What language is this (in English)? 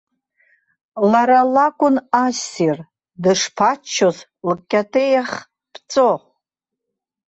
Abkhazian